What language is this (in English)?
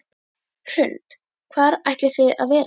Icelandic